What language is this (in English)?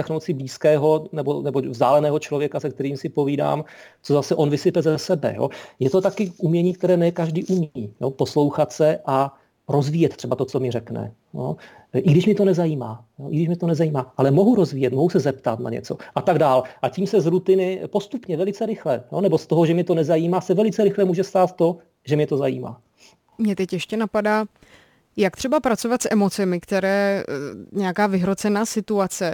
Czech